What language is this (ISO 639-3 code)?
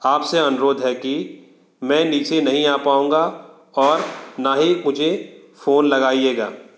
hin